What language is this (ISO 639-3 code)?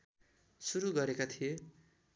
nep